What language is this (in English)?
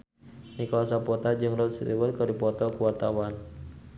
Sundanese